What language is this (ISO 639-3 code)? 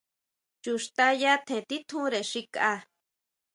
mau